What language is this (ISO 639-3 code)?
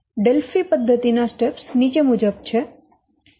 guj